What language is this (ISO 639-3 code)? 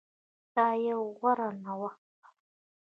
pus